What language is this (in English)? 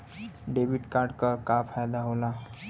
Bhojpuri